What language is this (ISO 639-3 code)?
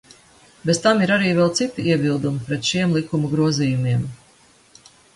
lav